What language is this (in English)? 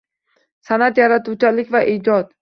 Uzbek